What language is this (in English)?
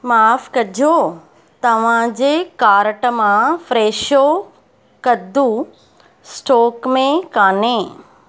Sindhi